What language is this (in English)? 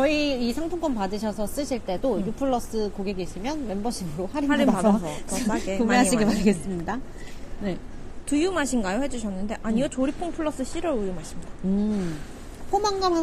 Korean